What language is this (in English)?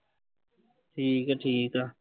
Punjabi